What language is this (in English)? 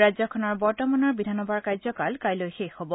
Assamese